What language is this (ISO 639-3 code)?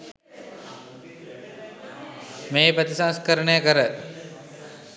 sin